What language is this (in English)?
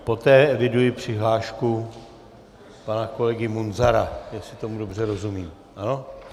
Czech